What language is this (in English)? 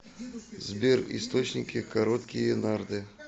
Russian